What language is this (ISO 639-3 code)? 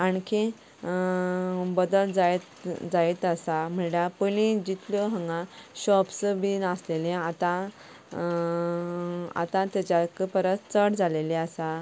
kok